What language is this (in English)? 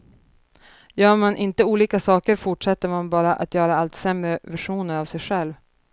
Swedish